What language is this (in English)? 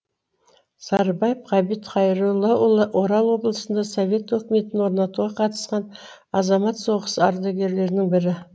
Kazakh